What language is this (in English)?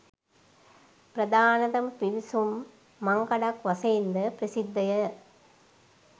Sinhala